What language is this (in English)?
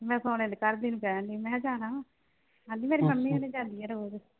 Punjabi